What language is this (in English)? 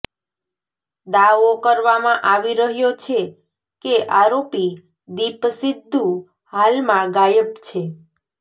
Gujarati